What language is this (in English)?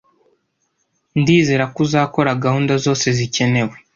Kinyarwanda